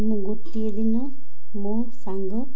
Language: Odia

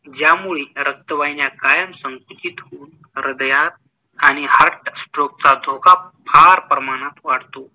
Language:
Marathi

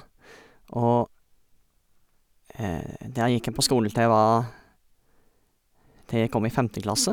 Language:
Norwegian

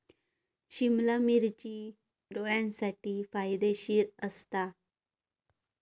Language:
Marathi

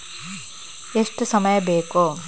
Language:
Kannada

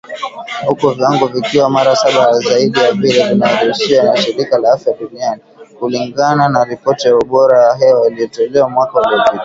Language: Swahili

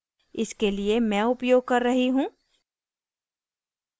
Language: Hindi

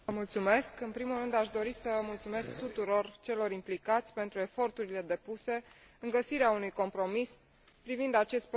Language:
Romanian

